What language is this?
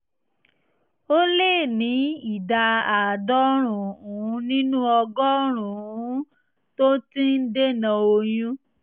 Yoruba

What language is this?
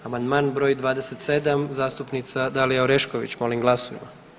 Croatian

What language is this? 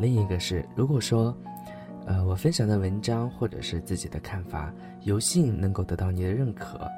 Chinese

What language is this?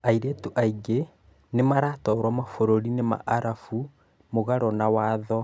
Kikuyu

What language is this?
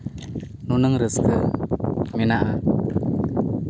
Santali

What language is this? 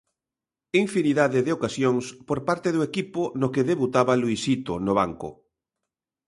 Galician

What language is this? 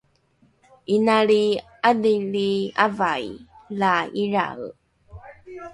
Rukai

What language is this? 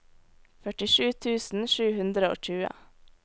Norwegian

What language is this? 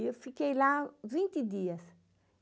Portuguese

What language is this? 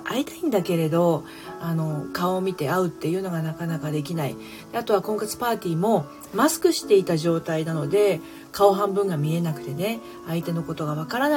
Japanese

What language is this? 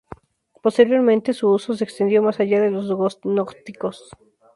Spanish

